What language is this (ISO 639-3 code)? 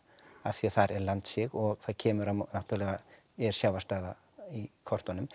isl